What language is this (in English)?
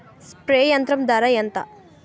Telugu